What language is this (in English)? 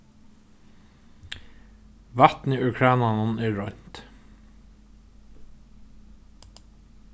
Faroese